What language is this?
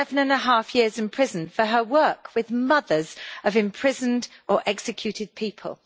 English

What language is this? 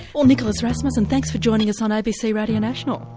English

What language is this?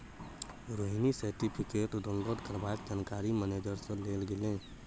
Maithili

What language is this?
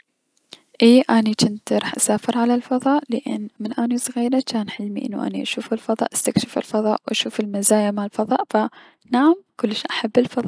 Mesopotamian Arabic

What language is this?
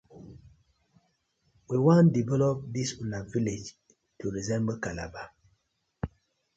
Nigerian Pidgin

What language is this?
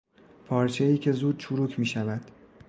Persian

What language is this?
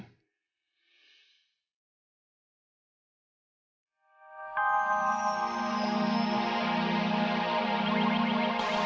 Indonesian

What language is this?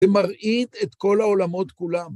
Hebrew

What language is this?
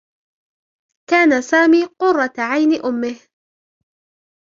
Arabic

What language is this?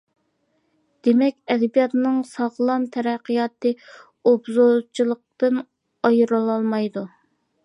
Uyghur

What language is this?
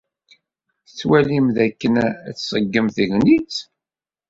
Kabyle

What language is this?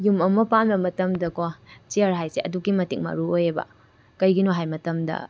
Manipuri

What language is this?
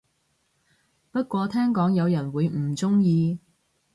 Cantonese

